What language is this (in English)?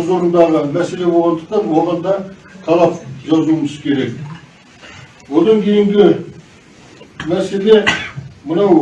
Turkish